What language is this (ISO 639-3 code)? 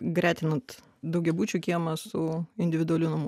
lit